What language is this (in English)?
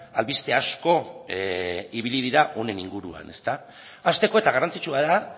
Basque